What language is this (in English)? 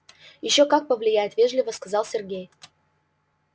Russian